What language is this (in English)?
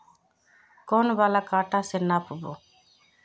Magahi